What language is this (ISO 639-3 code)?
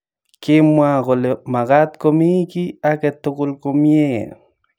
kln